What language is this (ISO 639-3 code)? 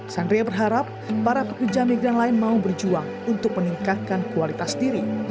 ind